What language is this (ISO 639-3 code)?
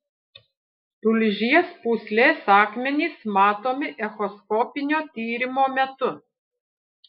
lit